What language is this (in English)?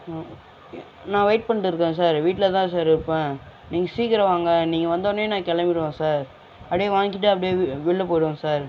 Tamil